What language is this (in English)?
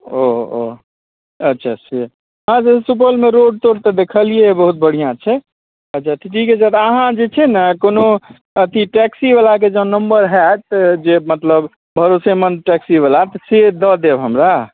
Maithili